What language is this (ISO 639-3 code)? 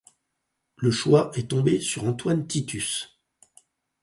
fra